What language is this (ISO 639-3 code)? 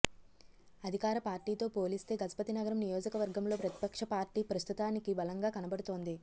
tel